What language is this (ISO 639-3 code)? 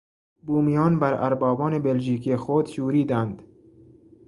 fas